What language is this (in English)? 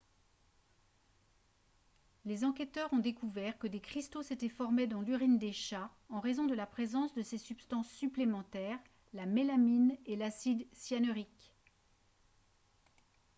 French